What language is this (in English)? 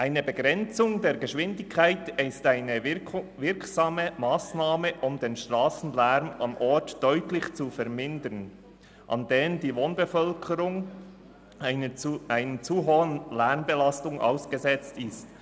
Swiss German